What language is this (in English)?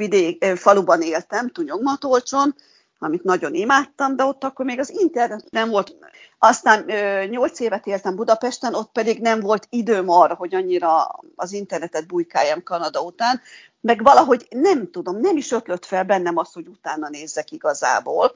Hungarian